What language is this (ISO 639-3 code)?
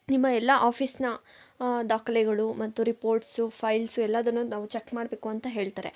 kan